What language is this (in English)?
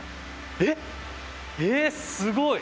Japanese